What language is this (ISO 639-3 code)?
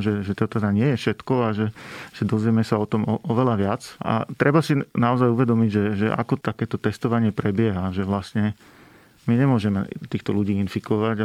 slk